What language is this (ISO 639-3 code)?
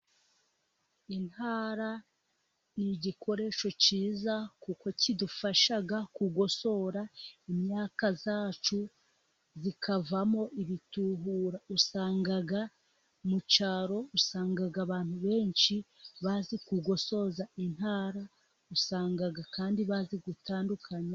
kin